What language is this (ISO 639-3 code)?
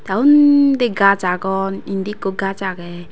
ccp